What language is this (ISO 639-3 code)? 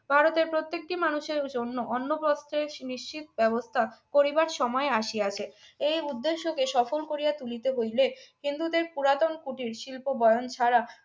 ben